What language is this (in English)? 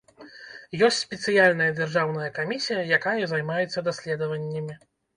Belarusian